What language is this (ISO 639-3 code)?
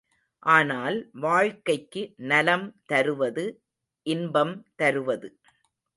tam